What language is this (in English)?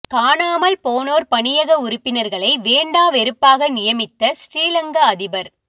Tamil